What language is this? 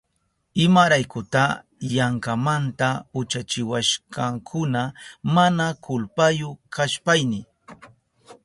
Southern Pastaza Quechua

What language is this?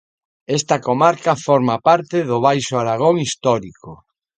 Galician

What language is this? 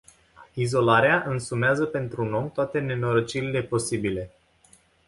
Romanian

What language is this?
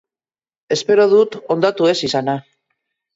Basque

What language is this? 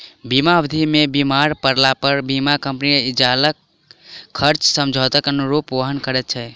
Maithili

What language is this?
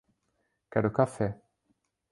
Portuguese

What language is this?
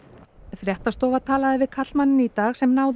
Icelandic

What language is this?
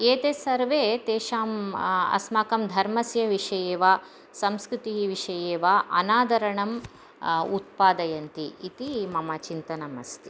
Sanskrit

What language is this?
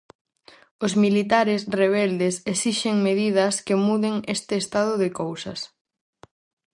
Galician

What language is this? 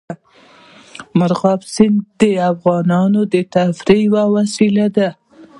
Pashto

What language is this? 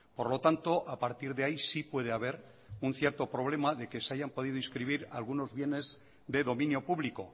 Spanish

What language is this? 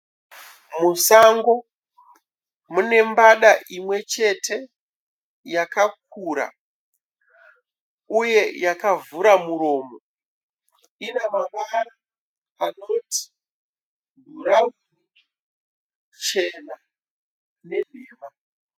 Shona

